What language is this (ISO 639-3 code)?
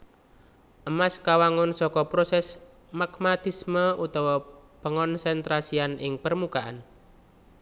jav